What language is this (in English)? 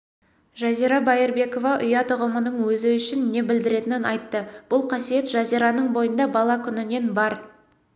Kazakh